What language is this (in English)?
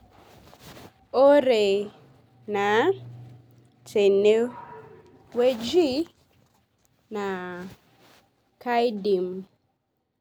Masai